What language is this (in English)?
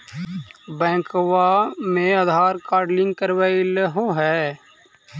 Magahi